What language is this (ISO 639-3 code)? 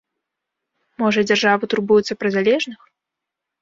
bel